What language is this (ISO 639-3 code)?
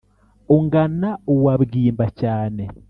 kin